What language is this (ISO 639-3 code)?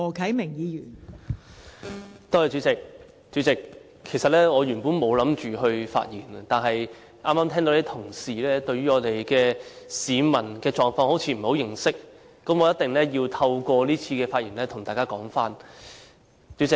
yue